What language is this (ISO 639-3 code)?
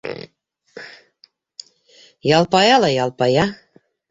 bak